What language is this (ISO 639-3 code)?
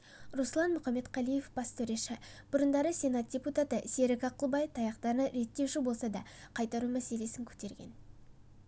kaz